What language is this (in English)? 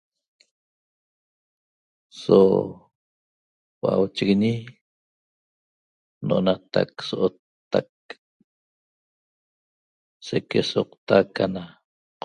Toba